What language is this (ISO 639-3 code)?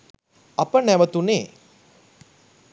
sin